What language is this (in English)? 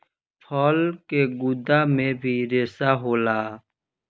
Bhojpuri